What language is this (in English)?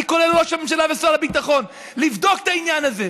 Hebrew